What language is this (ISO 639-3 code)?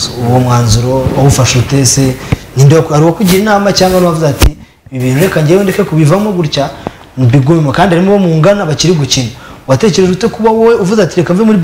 ron